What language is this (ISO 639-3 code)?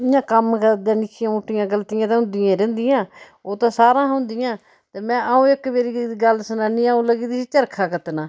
doi